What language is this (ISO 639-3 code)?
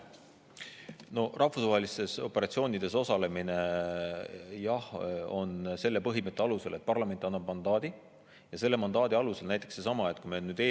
est